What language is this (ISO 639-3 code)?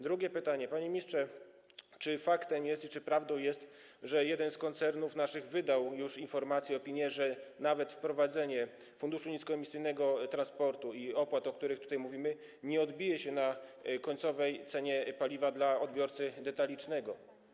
pol